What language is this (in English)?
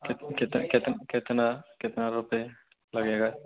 Hindi